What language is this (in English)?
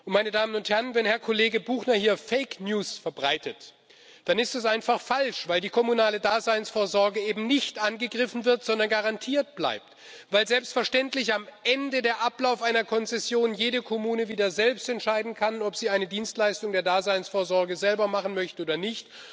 German